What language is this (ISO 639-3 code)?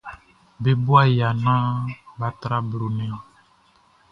bci